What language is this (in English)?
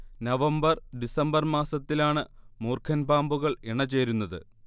Malayalam